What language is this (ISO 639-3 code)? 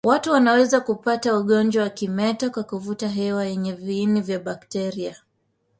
swa